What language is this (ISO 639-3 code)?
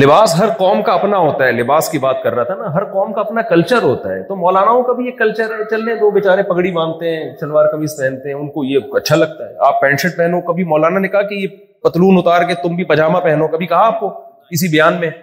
urd